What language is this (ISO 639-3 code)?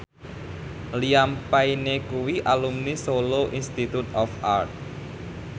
jav